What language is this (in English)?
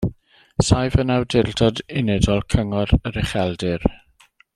Welsh